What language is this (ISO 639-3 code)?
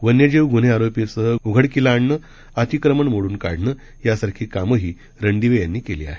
mar